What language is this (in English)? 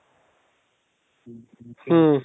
Kannada